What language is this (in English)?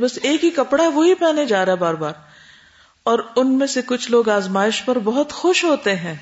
Urdu